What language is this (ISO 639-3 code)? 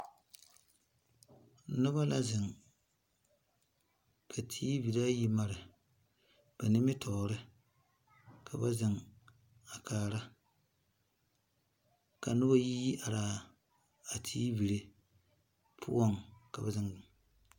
dga